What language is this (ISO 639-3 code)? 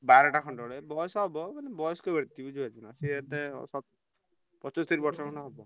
ori